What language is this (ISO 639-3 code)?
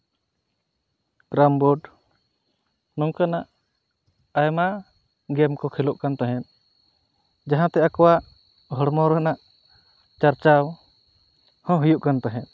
sat